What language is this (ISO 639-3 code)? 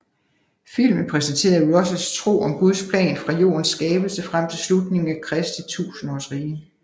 dan